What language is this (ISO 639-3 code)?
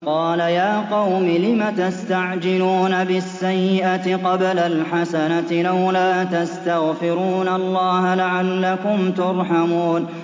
ara